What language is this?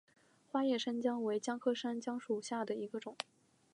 Chinese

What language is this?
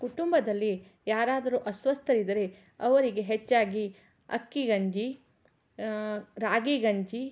Kannada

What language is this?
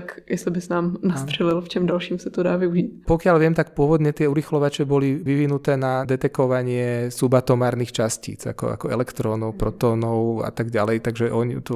Czech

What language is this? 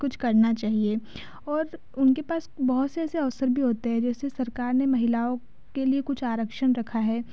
Hindi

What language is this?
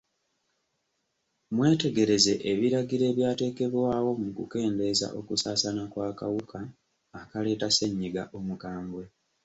Ganda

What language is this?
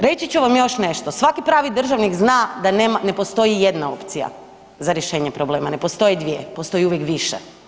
Croatian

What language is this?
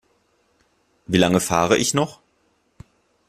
German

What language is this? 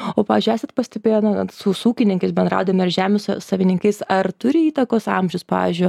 Lithuanian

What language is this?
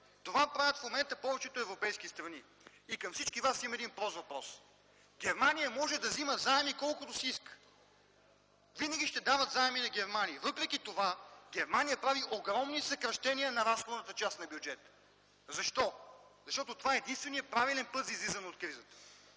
Bulgarian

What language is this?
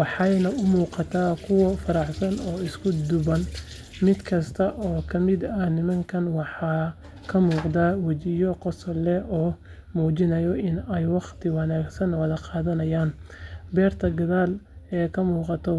Somali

